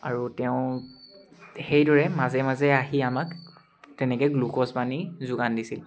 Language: Assamese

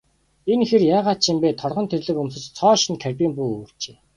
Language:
Mongolian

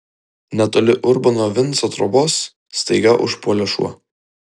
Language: Lithuanian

